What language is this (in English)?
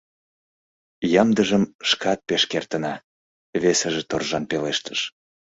Mari